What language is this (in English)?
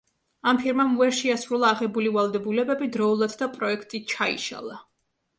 Georgian